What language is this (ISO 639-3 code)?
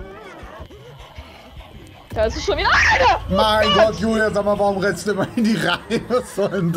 deu